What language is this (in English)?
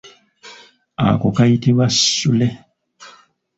Ganda